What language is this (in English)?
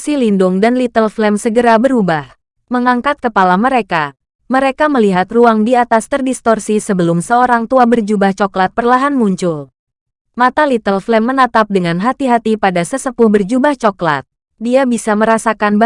Indonesian